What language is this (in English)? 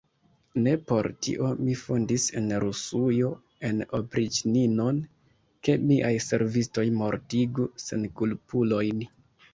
Esperanto